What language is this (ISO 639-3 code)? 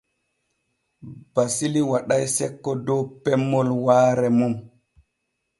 fue